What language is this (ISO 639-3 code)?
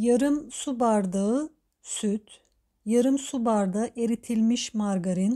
tur